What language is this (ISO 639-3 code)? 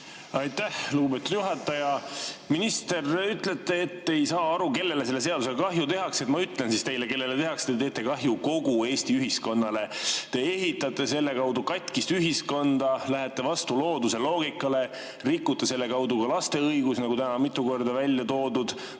est